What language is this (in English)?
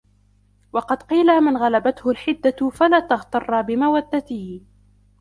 Arabic